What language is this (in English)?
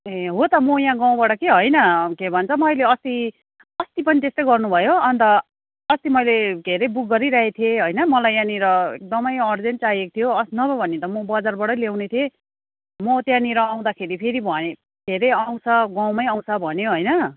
Nepali